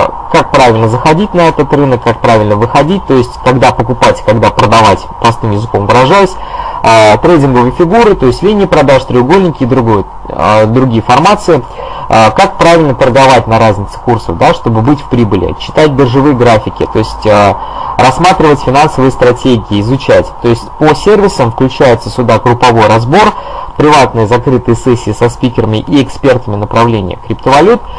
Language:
Russian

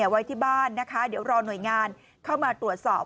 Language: Thai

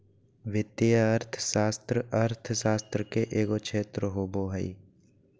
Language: Magahi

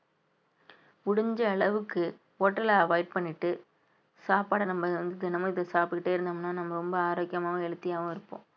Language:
Tamil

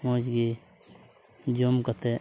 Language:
Santali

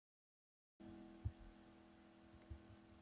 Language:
Icelandic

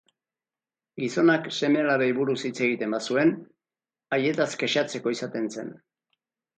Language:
Basque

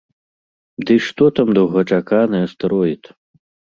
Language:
Belarusian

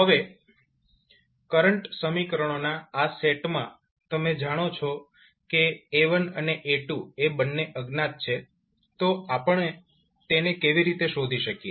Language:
Gujarati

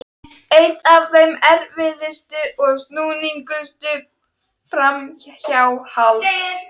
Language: Icelandic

